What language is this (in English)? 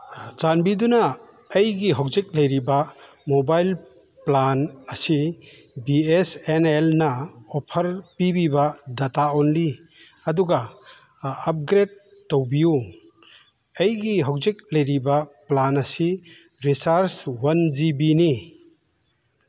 Manipuri